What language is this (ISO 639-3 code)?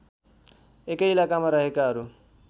nep